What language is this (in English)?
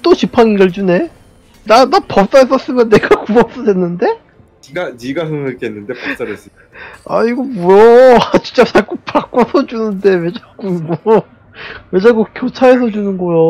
Korean